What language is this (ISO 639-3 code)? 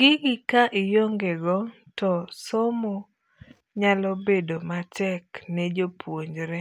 luo